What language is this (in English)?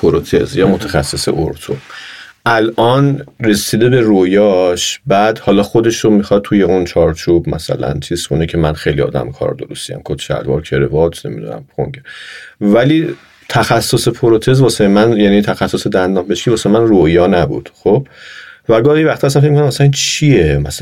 Persian